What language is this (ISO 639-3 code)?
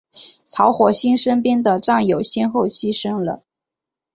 zho